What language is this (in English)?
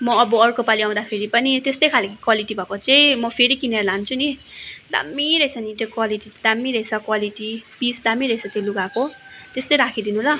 Nepali